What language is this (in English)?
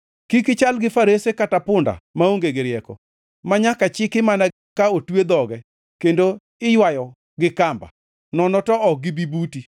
Luo (Kenya and Tanzania)